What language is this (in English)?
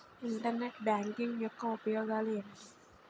Telugu